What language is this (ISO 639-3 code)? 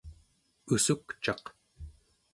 esu